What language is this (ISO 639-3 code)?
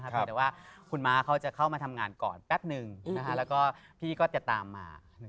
tha